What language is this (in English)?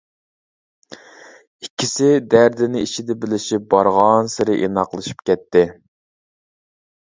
Uyghur